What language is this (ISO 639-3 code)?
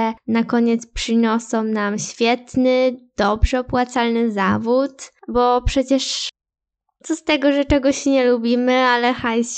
pol